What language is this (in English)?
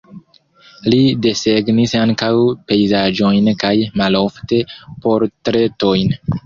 Esperanto